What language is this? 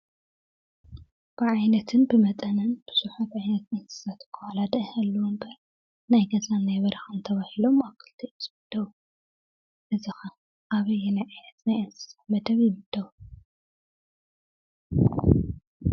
Tigrinya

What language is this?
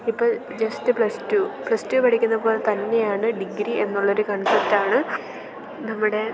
Malayalam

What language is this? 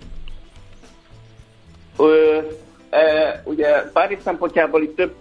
Hungarian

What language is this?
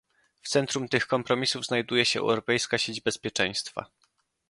Polish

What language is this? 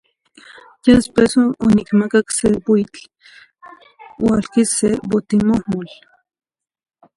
Zacatlán-Ahuacatlán-Tepetzintla Nahuatl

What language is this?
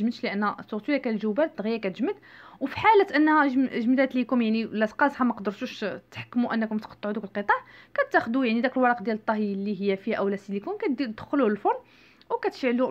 Arabic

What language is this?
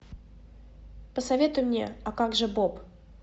Russian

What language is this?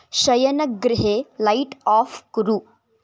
Sanskrit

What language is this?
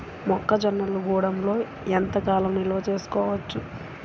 Telugu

